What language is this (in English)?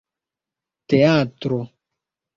Esperanto